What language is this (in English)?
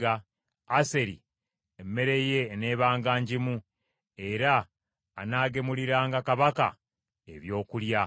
Ganda